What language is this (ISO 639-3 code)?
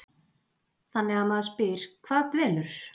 isl